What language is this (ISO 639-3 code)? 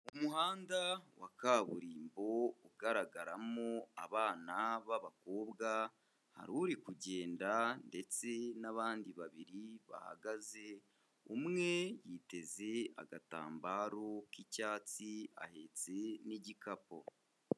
kin